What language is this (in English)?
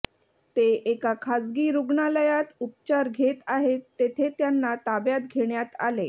Marathi